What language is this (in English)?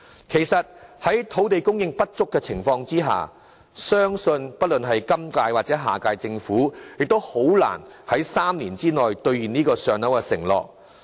Cantonese